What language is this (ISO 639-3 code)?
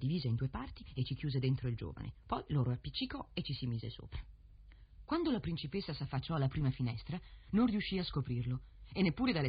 ita